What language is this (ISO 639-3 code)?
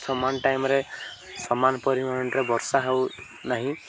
ori